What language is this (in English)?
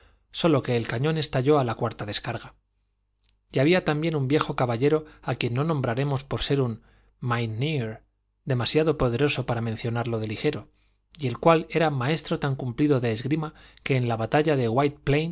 Spanish